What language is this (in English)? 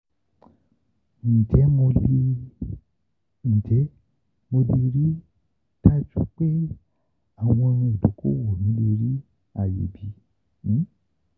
Yoruba